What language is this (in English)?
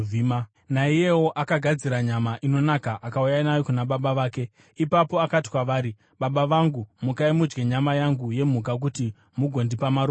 Shona